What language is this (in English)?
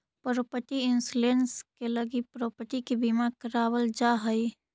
Magahi